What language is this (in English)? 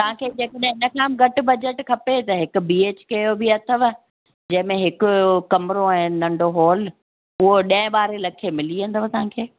Sindhi